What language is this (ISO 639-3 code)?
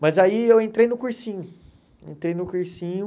por